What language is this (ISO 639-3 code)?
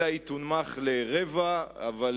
heb